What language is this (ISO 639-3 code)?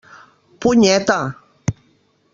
cat